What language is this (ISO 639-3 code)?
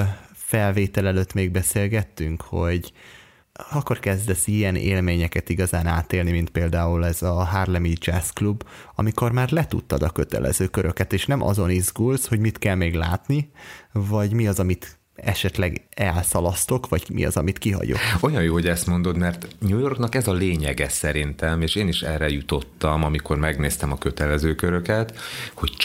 hun